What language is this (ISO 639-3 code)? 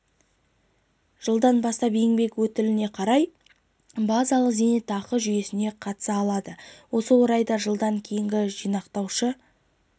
kaz